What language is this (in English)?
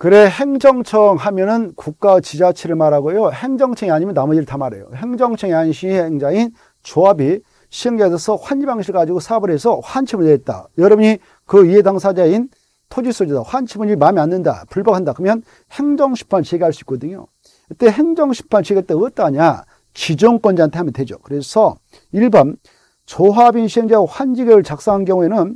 Korean